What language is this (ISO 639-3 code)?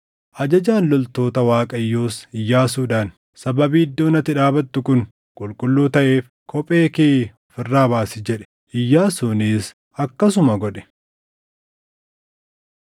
orm